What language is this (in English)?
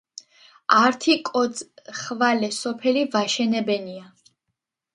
Georgian